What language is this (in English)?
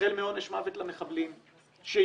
Hebrew